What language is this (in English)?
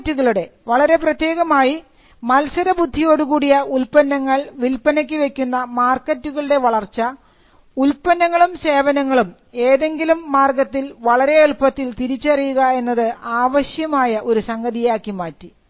Malayalam